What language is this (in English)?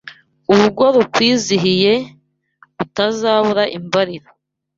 Kinyarwanda